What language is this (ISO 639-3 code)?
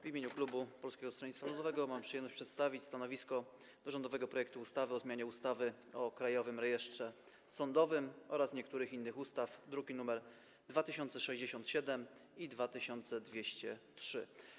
pol